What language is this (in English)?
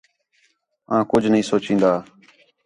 Khetrani